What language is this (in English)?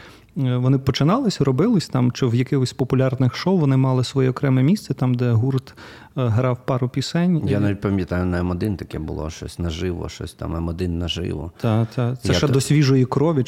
Ukrainian